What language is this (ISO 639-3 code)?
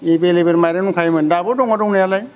brx